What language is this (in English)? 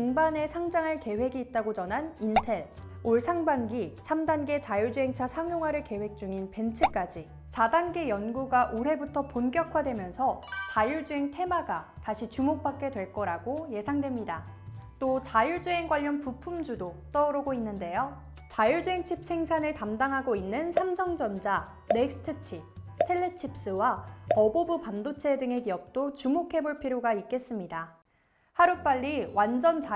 Korean